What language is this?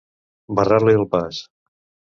Catalan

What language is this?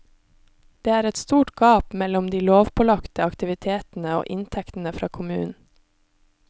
Norwegian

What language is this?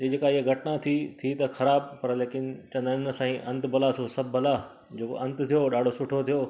Sindhi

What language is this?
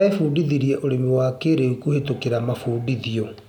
Kikuyu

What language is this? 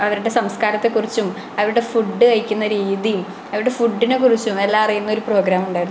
Malayalam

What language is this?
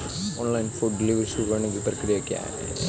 Hindi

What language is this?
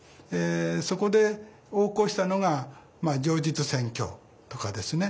Japanese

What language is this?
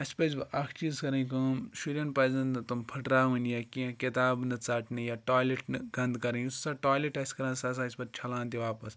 Kashmiri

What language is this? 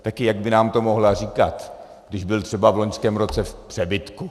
Czech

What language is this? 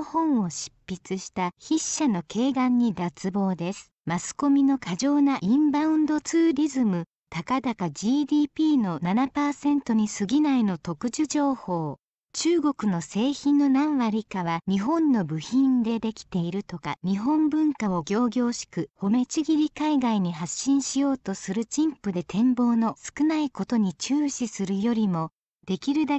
Japanese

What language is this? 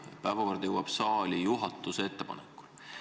Estonian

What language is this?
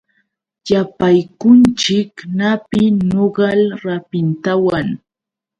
Yauyos Quechua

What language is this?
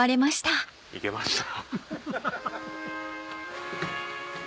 Japanese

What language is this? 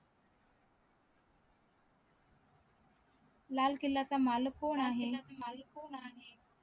Marathi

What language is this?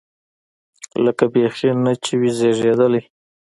Pashto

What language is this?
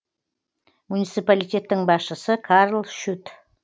Kazakh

